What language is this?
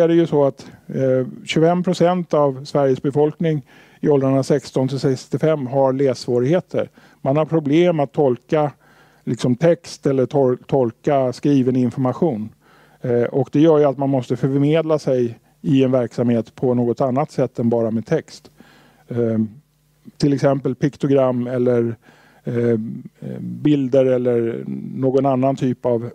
Swedish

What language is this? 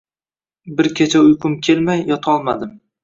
Uzbek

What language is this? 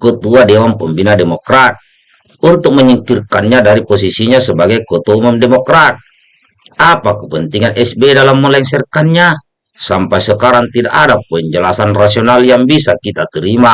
Indonesian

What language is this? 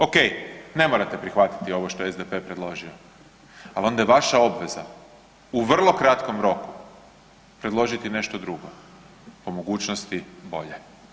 Croatian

